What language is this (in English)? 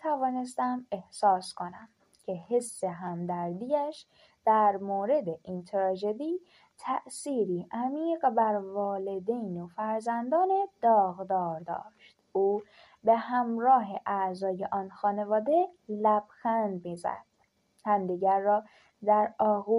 Persian